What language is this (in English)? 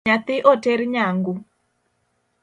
Luo (Kenya and Tanzania)